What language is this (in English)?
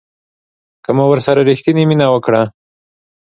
Pashto